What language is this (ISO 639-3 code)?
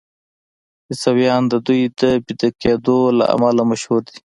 pus